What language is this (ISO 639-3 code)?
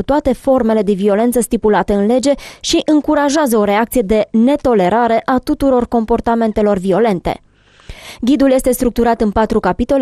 ron